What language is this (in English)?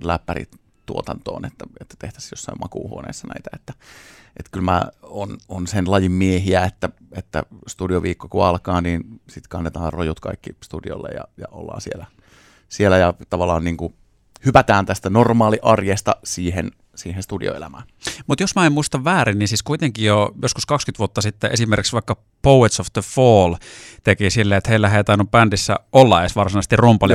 Finnish